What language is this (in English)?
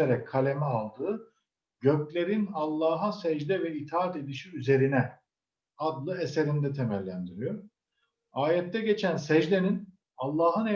Turkish